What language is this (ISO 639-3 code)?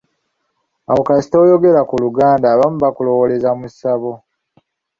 lug